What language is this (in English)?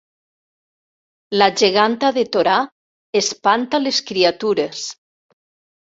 Catalan